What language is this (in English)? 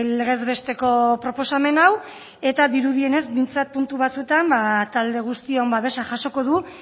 Basque